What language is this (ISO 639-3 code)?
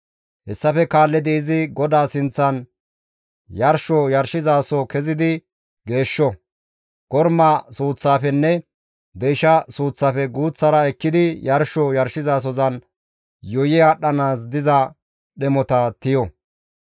gmv